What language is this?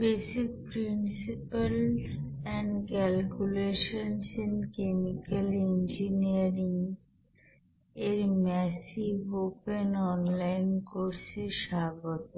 Bangla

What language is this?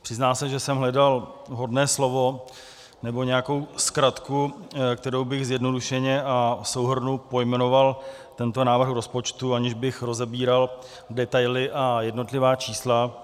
Czech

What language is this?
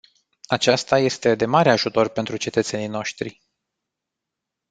Romanian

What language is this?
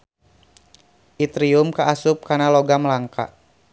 Sundanese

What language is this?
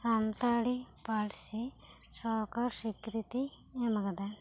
Santali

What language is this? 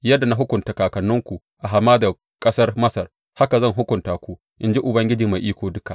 Hausa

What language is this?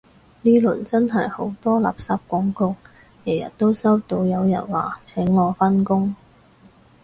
Cantonese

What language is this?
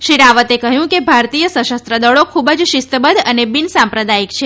Gujarati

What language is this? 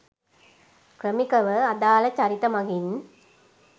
Sinhala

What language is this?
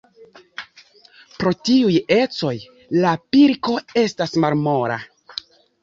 Esperanto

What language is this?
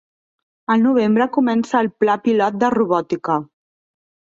Catalan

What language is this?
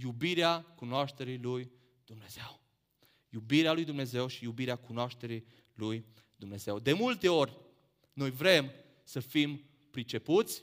Romanian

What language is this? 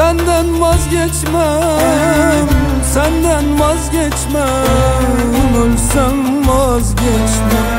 Turkish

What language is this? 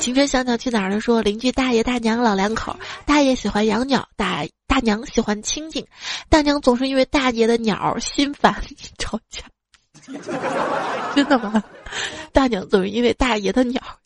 Chinese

